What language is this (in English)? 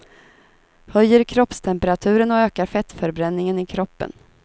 Swedish